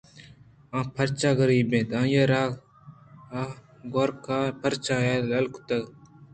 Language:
Eastern Balochi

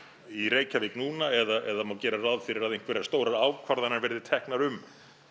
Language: Icelandic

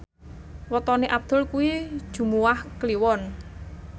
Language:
Javanese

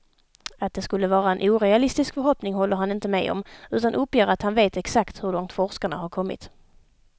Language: Swedish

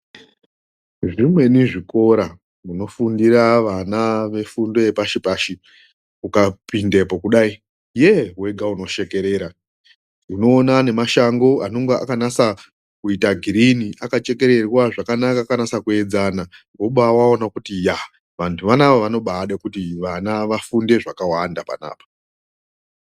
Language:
Ndau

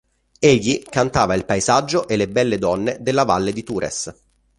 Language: Italian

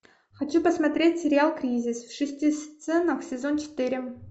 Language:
Russian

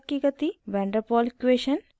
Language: Hindi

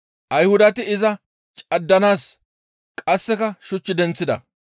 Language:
Gamo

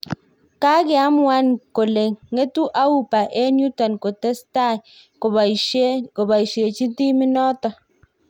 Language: Kalenjin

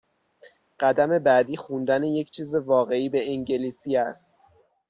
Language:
Persian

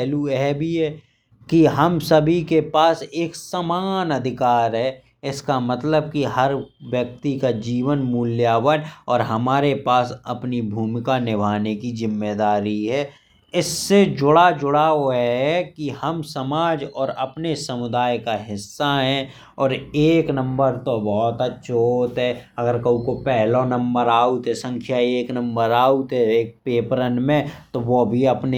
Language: Bundeli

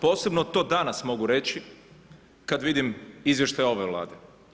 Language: Croatian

